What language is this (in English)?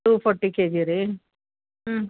Kannada